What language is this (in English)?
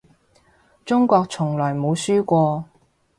Cantonese